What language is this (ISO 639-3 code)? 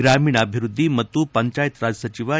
kan